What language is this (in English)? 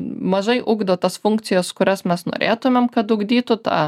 Lithuanian